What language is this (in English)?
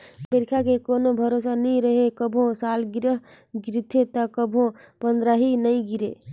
Chhattisgarhi